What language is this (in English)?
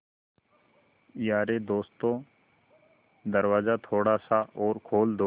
Hindi